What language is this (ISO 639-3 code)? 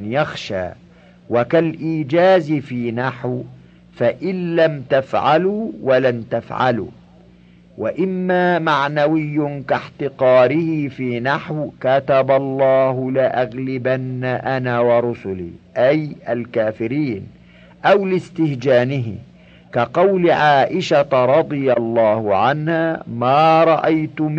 ara